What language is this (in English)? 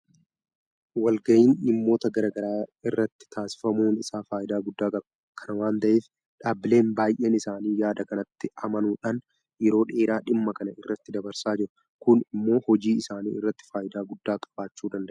Oromo